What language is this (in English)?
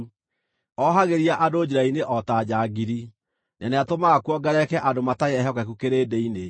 Kikuyu